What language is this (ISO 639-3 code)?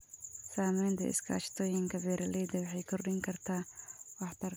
som